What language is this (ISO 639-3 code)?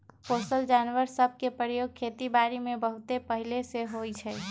mag